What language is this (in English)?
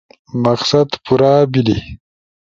Ushojo